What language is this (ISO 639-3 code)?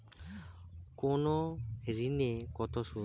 ben